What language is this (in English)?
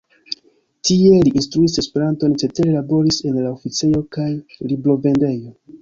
Esperanto